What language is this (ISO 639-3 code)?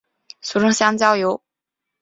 zho